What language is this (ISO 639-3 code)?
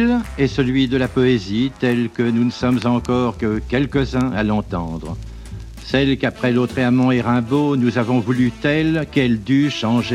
fra